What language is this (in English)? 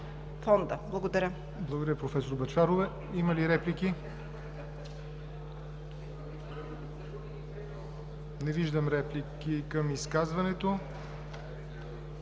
Bulgarian